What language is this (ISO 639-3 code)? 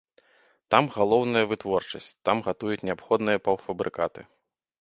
bel